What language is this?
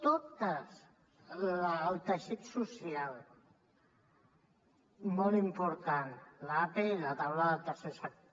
Catalan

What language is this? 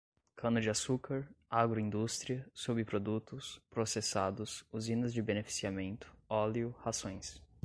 Portuguese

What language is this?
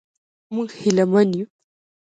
Pashto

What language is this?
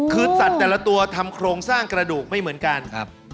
Thai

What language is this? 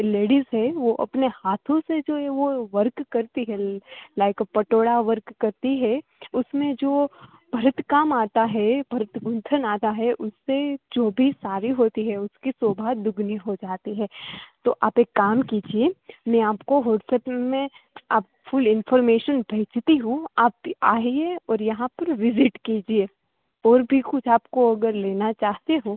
Gujarati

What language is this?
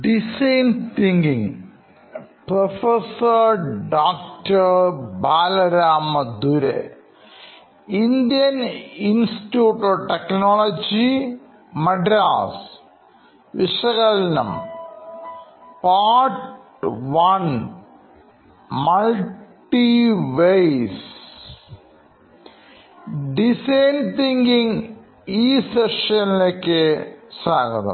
Malayalam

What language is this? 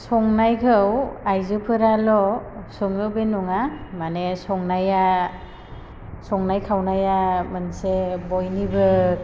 Bodo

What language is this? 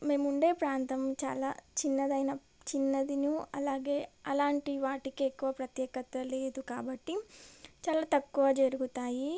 Telugu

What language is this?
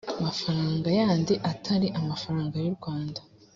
Kinyarwanda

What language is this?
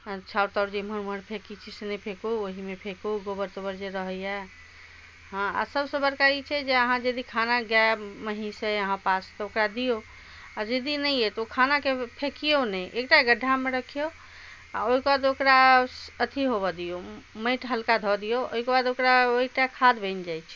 Maithili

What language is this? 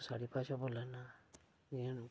Dogri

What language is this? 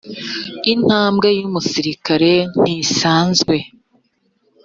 Kinyarwanda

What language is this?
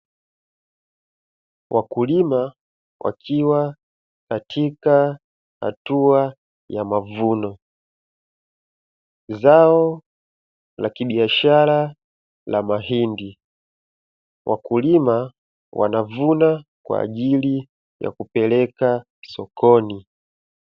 Swahili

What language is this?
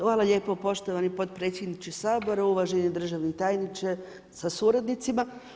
Croatian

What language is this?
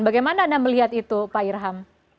Indonesian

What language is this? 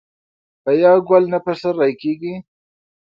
Pashto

